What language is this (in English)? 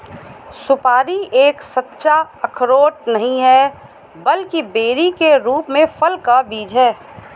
Hindi